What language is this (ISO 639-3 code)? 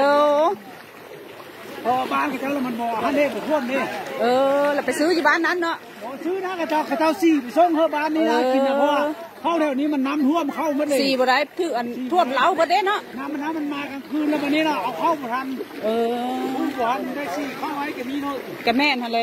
tha